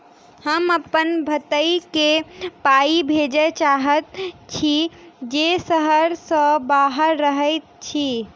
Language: Maithili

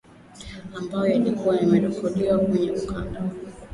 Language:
Swahili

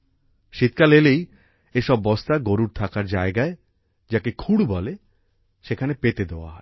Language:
Bangla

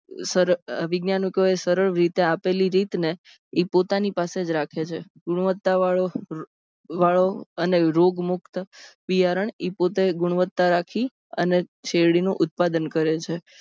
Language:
Gujarati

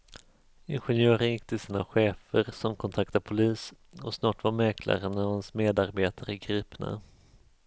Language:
Swedish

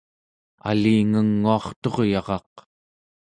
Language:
Central Yupik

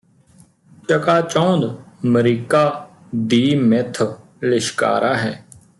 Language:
Punjabi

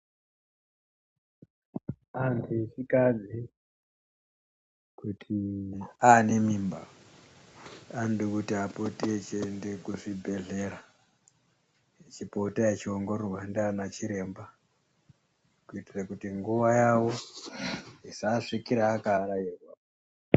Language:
Ndau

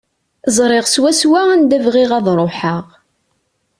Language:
Kabyle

